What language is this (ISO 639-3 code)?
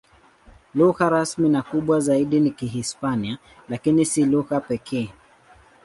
swa